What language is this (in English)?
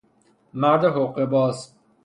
Persian